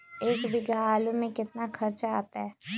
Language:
Magahi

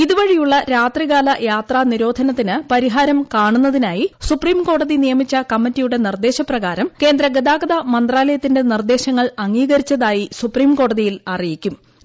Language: Malayalam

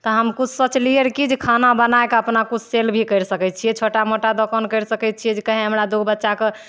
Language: Maithili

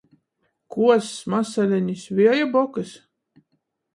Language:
Latgalian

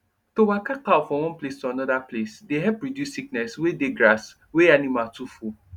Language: Nigerian Pidgin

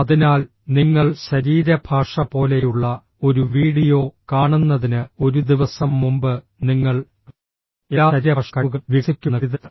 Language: Malayalam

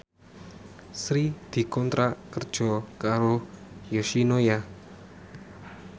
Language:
Javanese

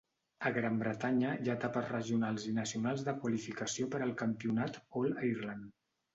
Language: Catalan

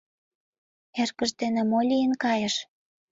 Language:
Mari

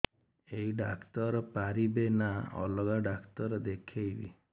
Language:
Odia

